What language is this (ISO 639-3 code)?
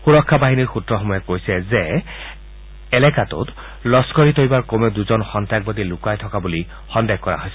asm